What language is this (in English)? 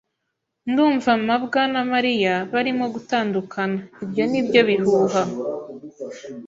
Kinyarwanda